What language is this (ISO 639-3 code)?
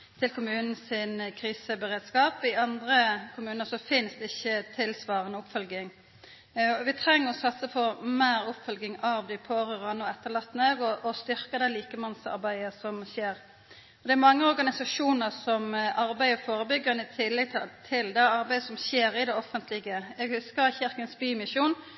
nno